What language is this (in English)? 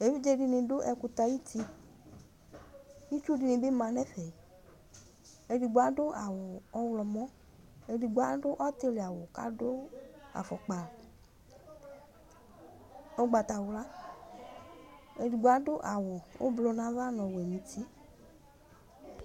Ikposo